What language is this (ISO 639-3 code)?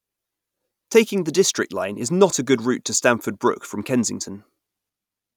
eng